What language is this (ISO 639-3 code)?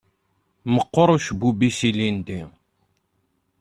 kab